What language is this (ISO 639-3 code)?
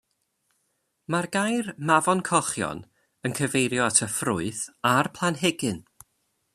cym